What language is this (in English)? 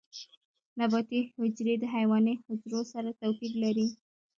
Pashto